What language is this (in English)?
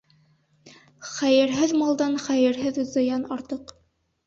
Bashkir